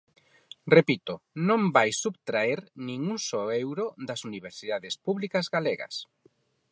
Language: Galician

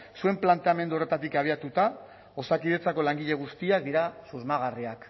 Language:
Basque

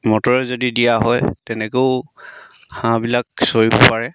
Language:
Assamese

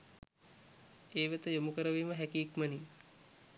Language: Sinhala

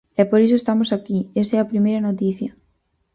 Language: Galician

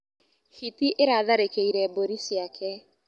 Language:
Kikuyu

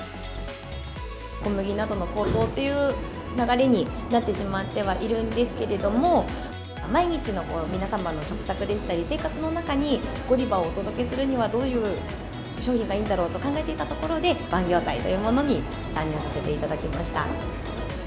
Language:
Japanese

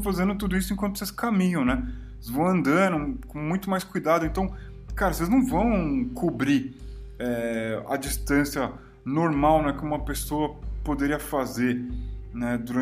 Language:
Portuguese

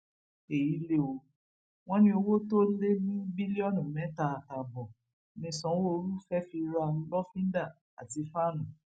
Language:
Yoruba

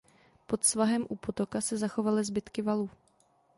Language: Czech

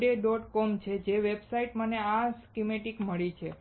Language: Gujarati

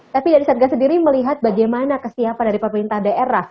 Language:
Indonesian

